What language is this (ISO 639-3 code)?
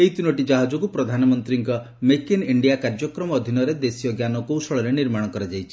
ori